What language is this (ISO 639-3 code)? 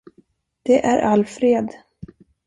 swe